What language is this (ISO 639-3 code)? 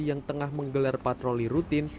ind